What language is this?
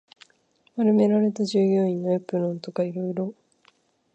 Japanese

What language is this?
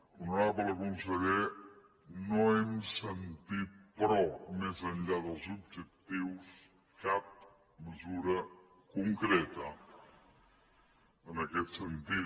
Catalan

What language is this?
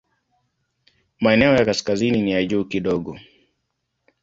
Swahili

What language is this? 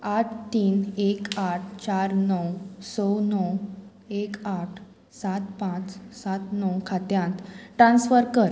Konkani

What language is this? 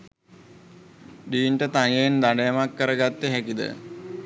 Sinhala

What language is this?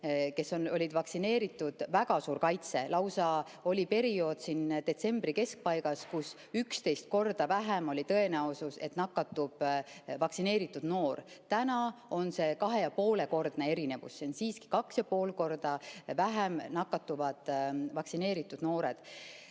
Estonian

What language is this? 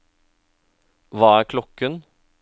Norwegian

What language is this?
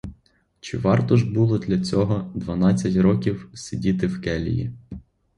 Ukrainian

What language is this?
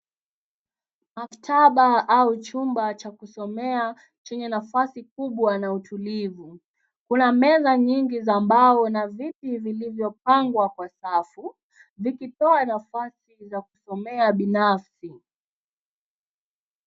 Swahili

